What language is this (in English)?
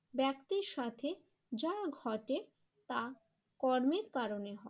Bangla